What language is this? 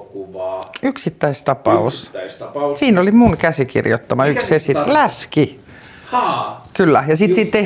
Finnish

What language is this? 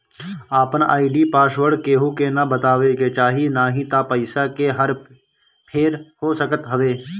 Bhojpuri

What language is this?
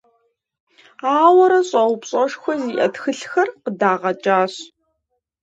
Kabardian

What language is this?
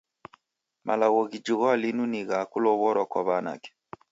Taita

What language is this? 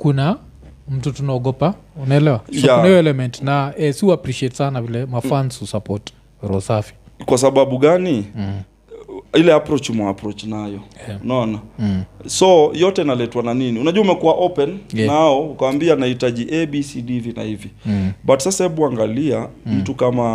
Swahili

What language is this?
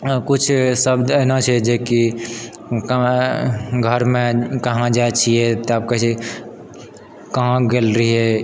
Maithili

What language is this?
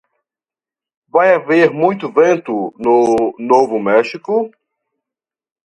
Portuguese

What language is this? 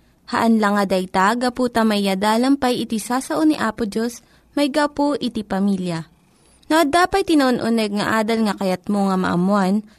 Filipino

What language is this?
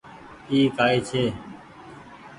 Goaria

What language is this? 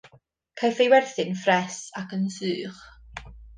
Welsh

